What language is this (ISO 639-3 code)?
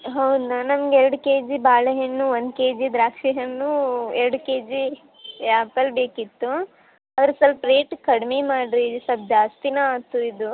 kan